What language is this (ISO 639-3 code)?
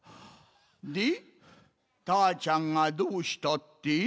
jpn